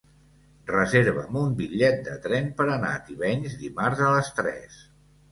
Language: Catalan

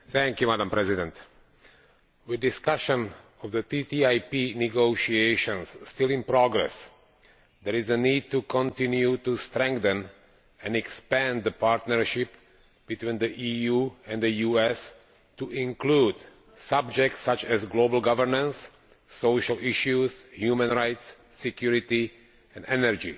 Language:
English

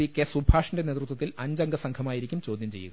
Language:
Malayalam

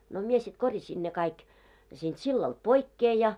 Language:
Finnish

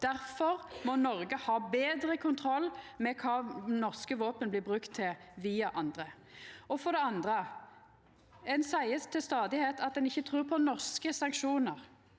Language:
Norwegian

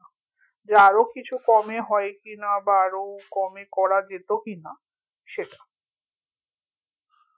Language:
Bangla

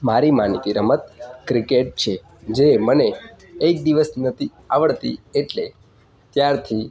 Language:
Gujarati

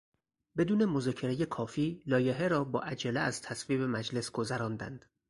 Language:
Persian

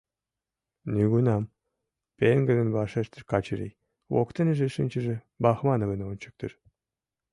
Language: Mari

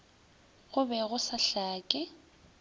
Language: Northern Sotho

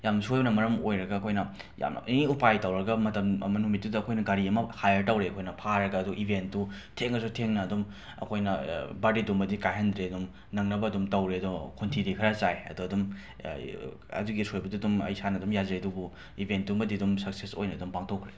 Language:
Manipuri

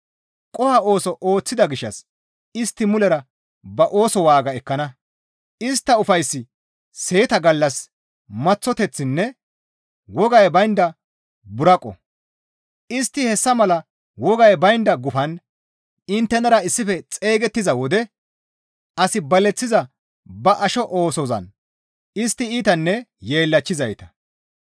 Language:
Gamo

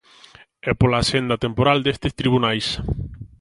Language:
Galician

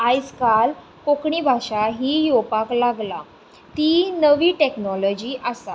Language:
Konkani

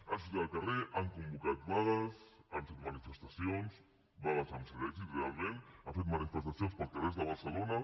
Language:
Catalan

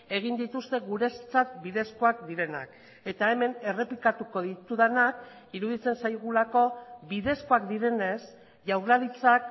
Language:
Basque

